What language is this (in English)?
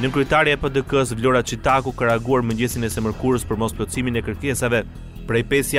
Romanian